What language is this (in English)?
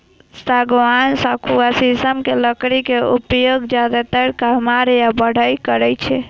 Maithili